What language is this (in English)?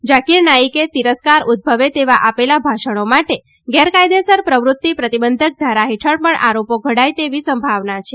Gujarati